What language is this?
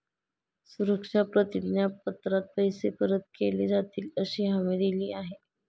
Marathi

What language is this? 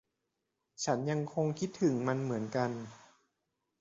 Thai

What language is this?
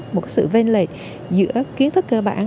Vietnamese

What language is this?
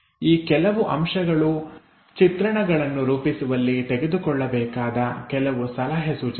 Kannada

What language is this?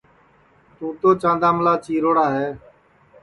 Sansi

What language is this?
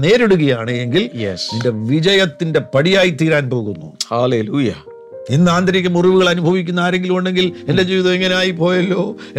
Malayalam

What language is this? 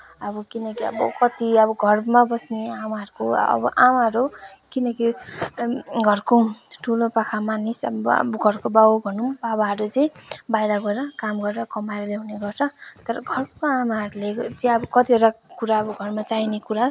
Nepali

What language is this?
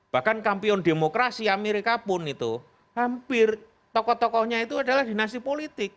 Indonesian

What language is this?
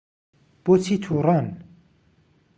Central Kurdish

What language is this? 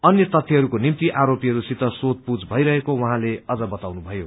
Nepali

